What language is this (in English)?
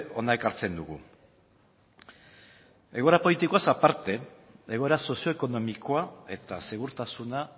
Basque